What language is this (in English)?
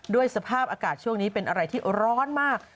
Thai